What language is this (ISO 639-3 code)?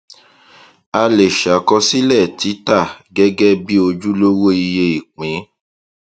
yor